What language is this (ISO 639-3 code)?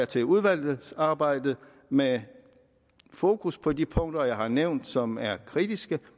dan